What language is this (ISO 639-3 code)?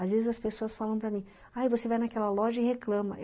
por